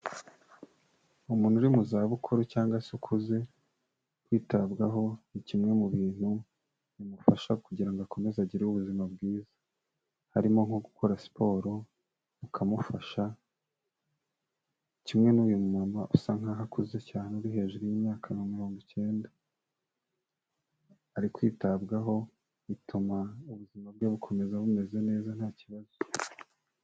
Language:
Kinyarwanda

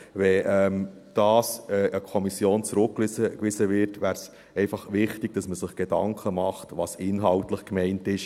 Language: Swiss German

